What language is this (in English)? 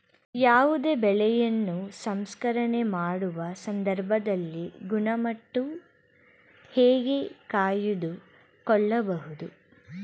Kannada